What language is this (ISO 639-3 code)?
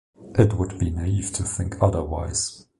eng